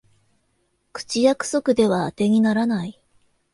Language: Japanese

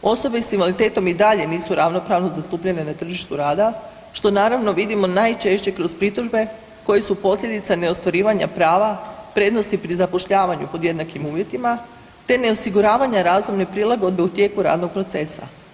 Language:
Croatian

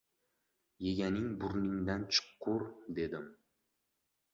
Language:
Uzbek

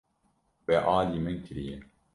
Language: Kurdish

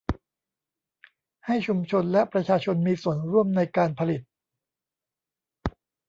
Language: Thai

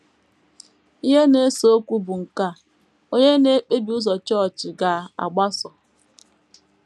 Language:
Igbo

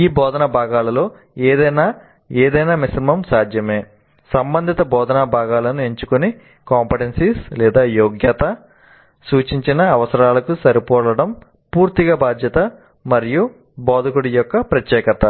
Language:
Telugu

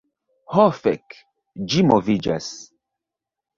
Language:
Esperanto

